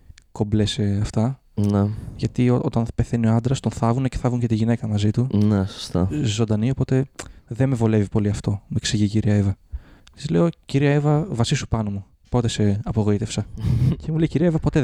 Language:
Greek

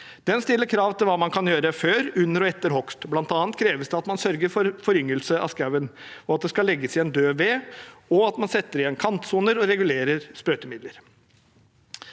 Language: Norwegian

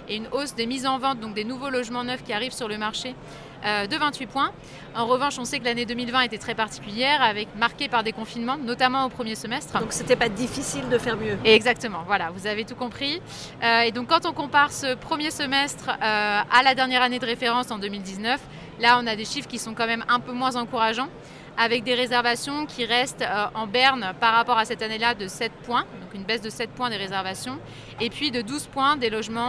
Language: French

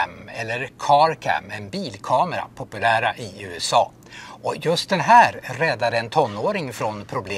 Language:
Swedish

